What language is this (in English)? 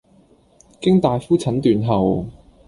Cantonese